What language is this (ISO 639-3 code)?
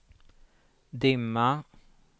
swe